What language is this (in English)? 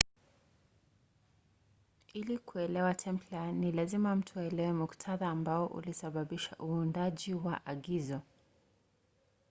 Swahili